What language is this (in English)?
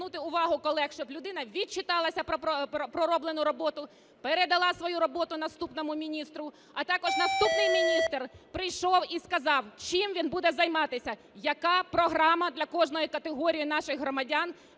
Ukrainian